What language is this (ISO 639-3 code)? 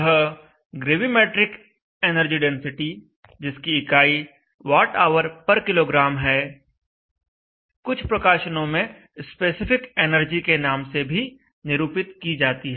hin